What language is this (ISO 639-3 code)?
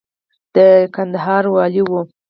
pus